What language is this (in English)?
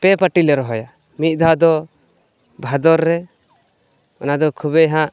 Santali